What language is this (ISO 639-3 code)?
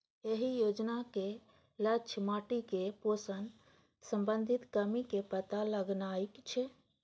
mai